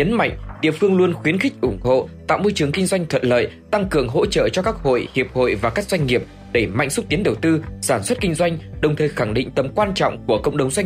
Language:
Vietnamese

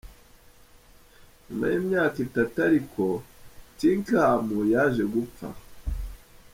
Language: Kinyarwanda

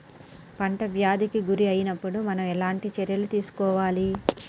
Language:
Telugu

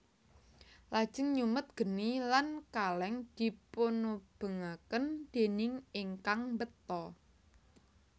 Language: Javanese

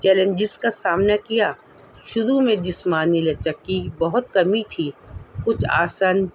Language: Urdu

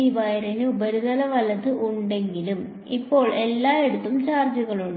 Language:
Malayalam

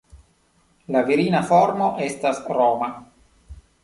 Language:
Esperanto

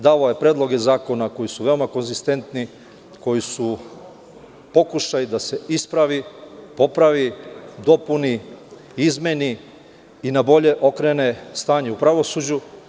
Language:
Serbian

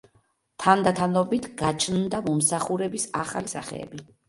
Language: Georgian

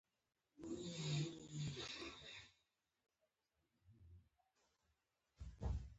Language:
Pashto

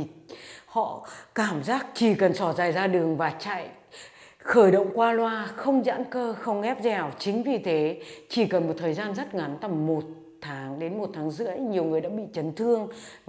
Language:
Vietnamese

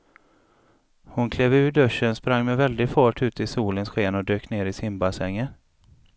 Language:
Swedish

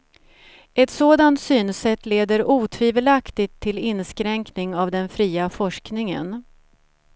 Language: Swedish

